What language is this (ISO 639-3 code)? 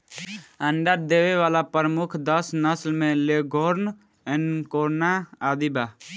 bho